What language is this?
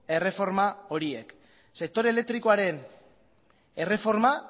Basque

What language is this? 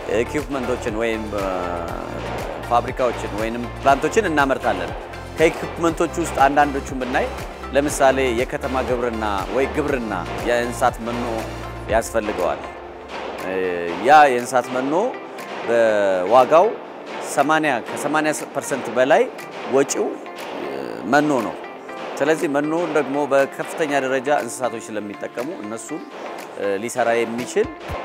Arabic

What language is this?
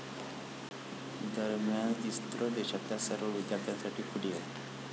Marathi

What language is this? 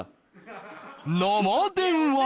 Japanese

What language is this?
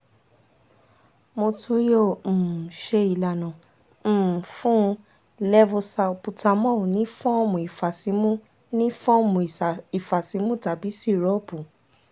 Yoruba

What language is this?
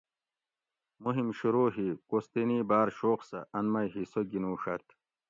Gawri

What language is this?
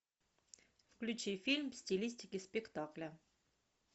Russian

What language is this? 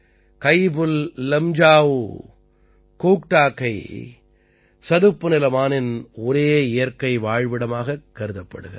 Tamil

